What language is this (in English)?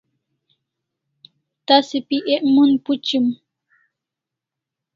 Kalasha